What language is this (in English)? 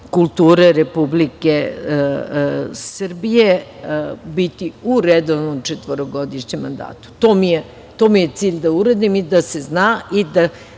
Serbian